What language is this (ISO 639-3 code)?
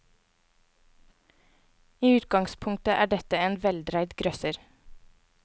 nor